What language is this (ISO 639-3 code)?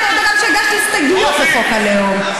heb